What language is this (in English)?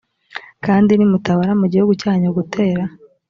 Kinyarwanda